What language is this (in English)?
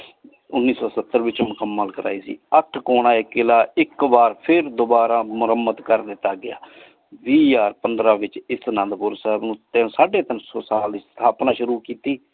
Punjabi